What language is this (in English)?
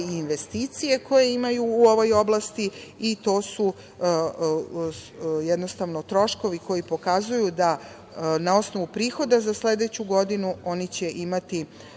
Serbian